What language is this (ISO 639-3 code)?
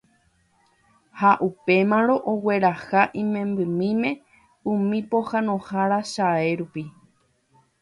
grn